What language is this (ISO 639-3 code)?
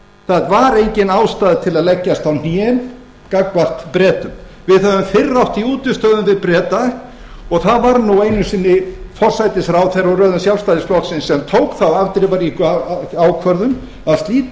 isl